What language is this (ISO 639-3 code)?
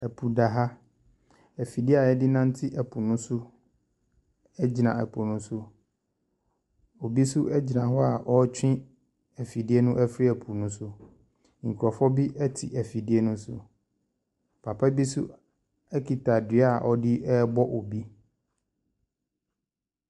aka